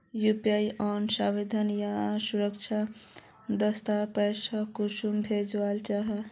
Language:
Magahi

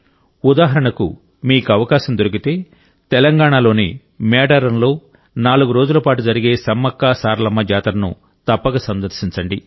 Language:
Telugu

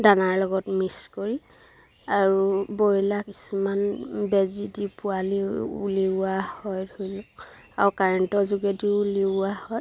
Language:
Assamese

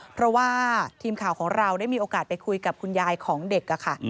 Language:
Thai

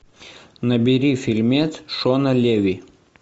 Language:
Russian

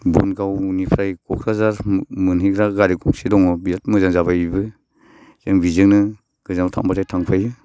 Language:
Bodo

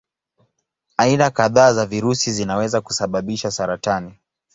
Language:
Swahili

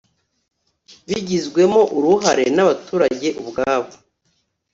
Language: Kinyarwanda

